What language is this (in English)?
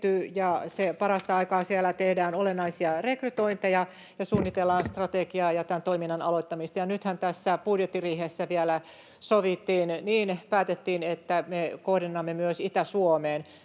Finnish